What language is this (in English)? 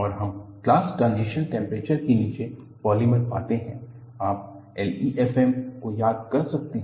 Hindi